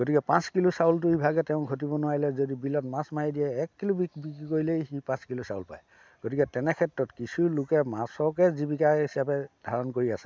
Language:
Assamese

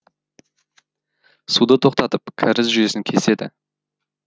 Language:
Kazakh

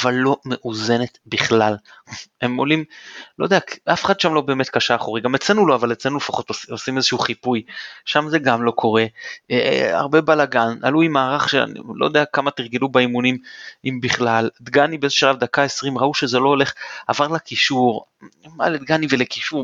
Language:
Hebrew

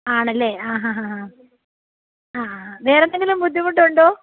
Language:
Malayalam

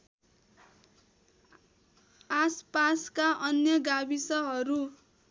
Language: Nepali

